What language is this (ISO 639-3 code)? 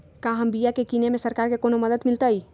mag